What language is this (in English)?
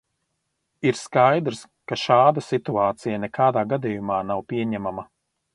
Latvian